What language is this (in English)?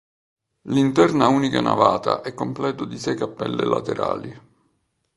Italian